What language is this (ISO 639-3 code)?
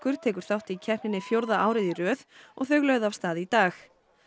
isl